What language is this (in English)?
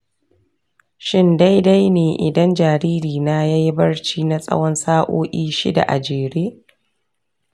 Hausa